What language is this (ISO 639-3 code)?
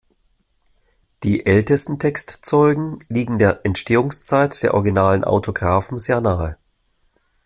deu